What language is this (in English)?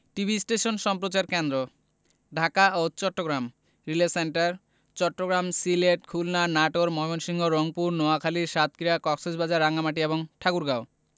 Bangla